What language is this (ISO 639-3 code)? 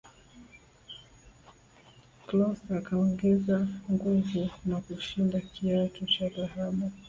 swa